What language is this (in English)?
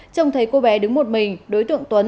Vietnamese